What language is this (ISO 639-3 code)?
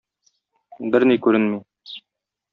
tat